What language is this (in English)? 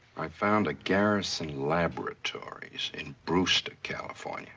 English